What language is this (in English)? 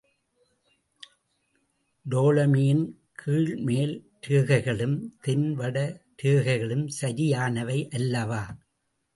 Tamil